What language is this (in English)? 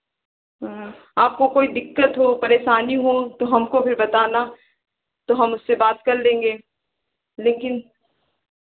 Hindi